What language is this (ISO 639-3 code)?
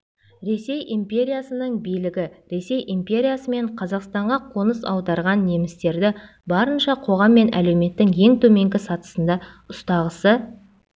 kaz